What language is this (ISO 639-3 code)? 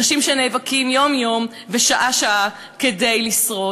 heb